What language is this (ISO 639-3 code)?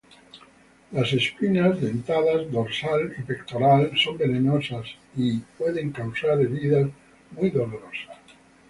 spa